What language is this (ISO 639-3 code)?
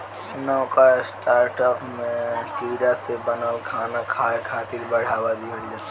bho